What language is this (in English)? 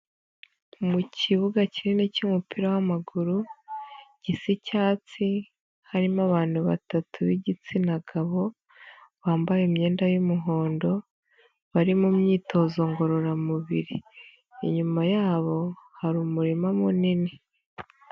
Kinyarwanda